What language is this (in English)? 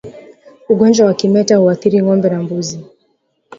Swahili